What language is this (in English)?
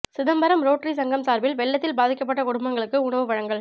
Tamil